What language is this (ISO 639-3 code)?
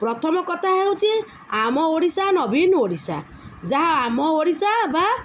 ori